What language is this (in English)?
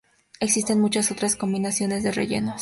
Spanish